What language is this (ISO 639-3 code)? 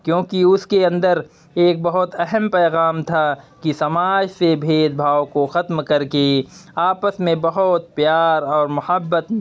urd